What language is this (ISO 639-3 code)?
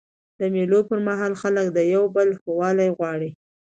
pus